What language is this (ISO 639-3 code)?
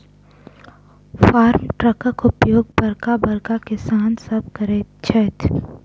mai